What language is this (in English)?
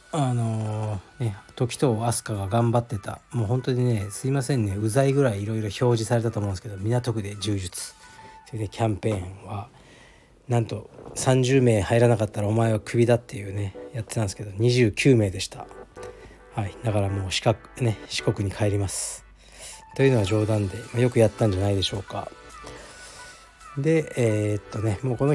Japanese